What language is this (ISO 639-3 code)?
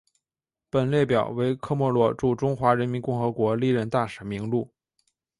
zho